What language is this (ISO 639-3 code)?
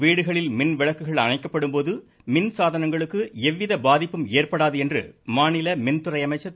tam